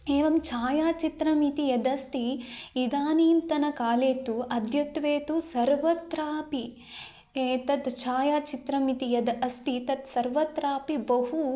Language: Sanskrit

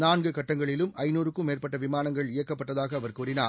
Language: Tamil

